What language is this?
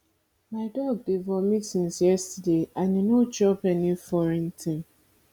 Nigerian Pidgin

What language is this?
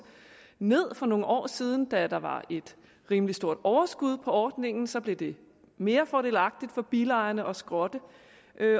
Danish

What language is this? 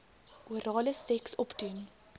Afrikaans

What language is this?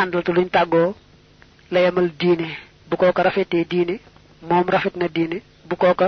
French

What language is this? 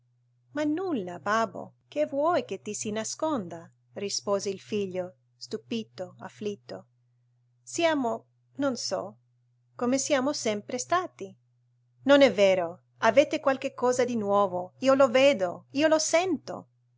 Italian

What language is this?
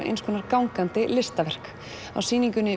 Icelandic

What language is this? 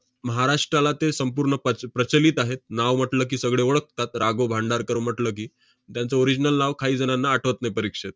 Marathi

